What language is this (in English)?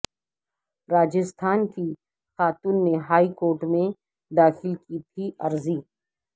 Urdu